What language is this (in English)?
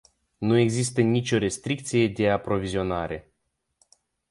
Romanian